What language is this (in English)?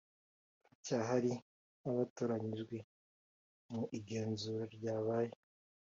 Kinyarwanda